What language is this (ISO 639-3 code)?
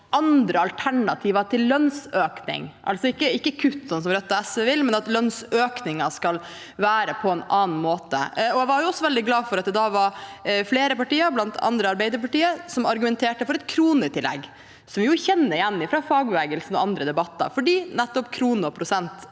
nor